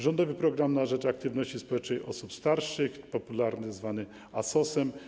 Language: Polish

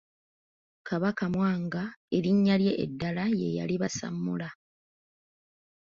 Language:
Ganda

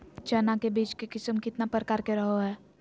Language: Magahi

